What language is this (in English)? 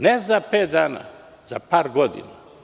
Serbian